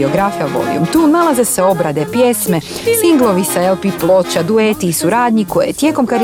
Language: Croatian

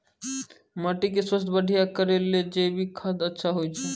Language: Maithili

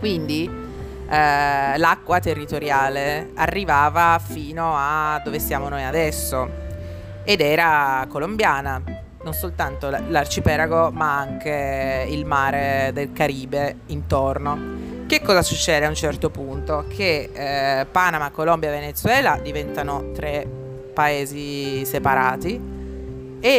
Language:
Italian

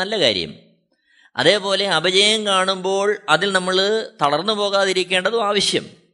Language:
Malayalam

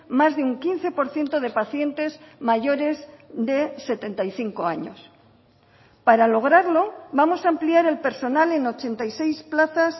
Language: Spanish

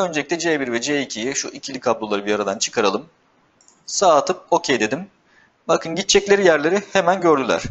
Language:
Turkish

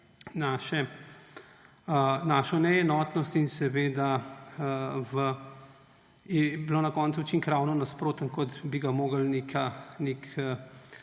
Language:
Slovenian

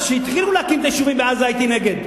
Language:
Hebrew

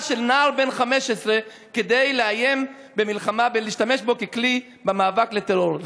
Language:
Hebrew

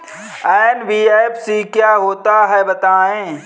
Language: Hindi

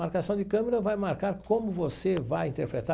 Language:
Portuguese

